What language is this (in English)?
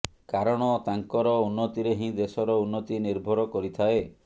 Odia